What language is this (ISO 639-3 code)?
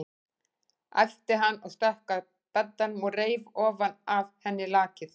isl